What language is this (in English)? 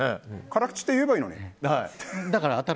Japanese